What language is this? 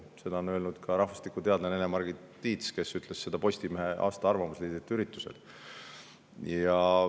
Estonian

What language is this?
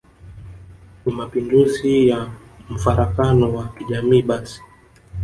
Swahili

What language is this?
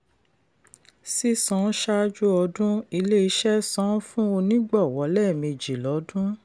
Yoruba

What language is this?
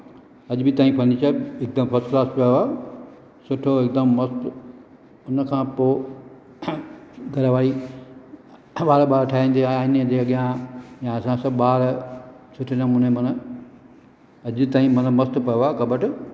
Sindhi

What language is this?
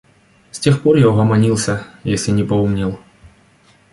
Russian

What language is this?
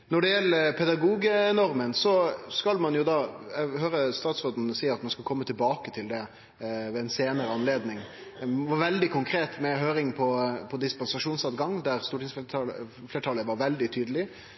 Norwegian Nynorsk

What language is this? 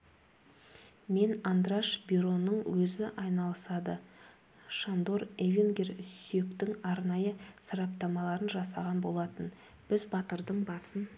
Kazakh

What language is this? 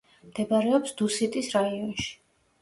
Georgian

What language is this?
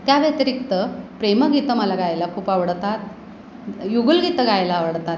Marathi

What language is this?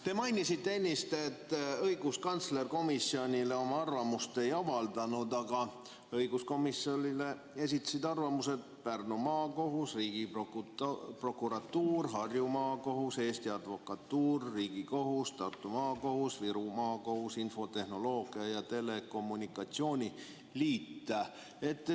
Estonian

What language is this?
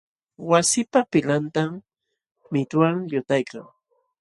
Jauja Wanca Quechua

